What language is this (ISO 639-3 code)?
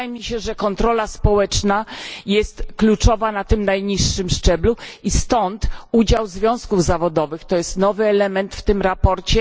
pol